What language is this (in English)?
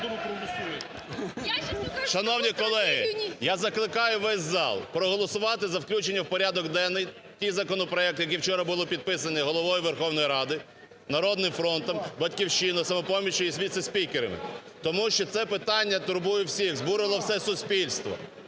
Ukrainian